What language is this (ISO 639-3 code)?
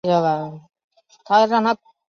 zho